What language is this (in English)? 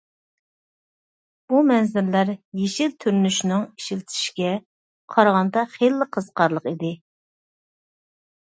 Uyghur